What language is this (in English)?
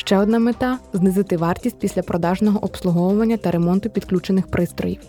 Ukrainian